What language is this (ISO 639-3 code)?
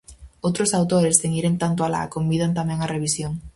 glg